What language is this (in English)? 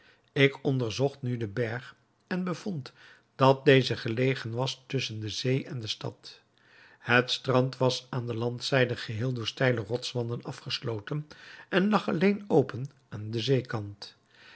Dutch